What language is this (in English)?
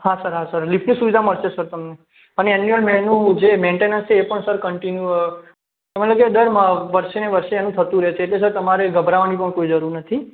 Gujarati